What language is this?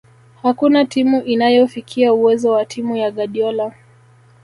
Swahili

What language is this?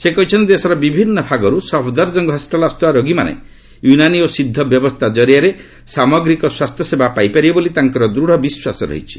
Odia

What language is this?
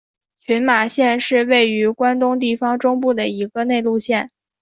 Chinese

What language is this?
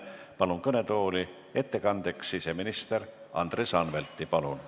Estonian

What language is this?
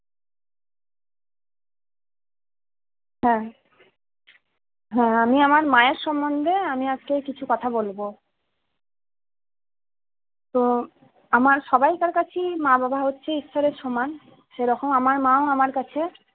Bangla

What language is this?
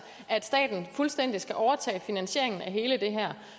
Danish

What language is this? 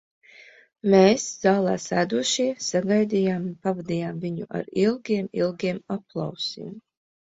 Latvian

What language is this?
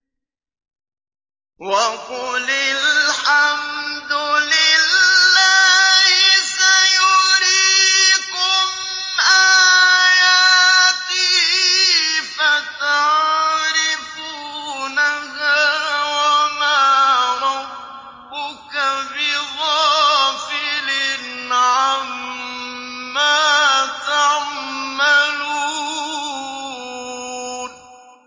Arabic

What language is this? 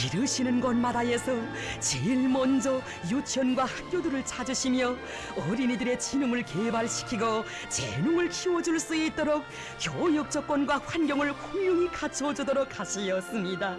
Korean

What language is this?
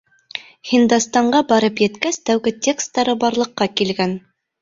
Bashkir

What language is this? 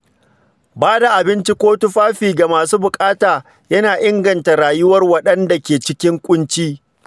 Hausa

